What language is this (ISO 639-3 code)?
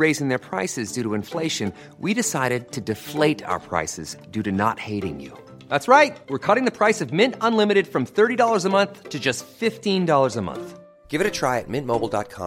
urd